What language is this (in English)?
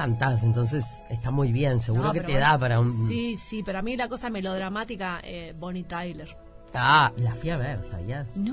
Spanish